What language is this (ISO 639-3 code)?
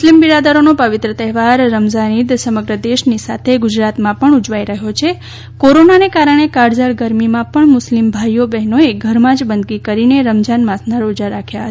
guj